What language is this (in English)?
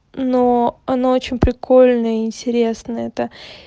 Russian